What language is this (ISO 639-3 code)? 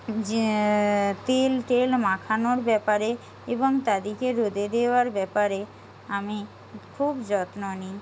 ben